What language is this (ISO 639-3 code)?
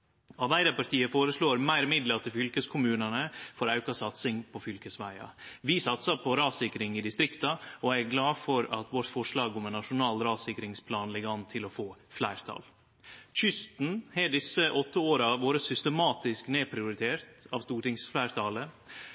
nno